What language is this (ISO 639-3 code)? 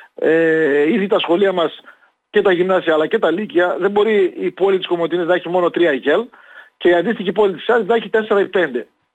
ell